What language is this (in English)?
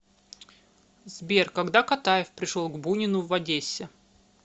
Russian